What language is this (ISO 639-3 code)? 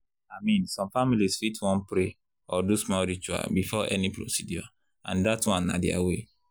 pcm